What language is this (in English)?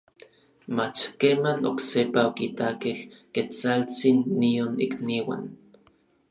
Orizaba Nahuatl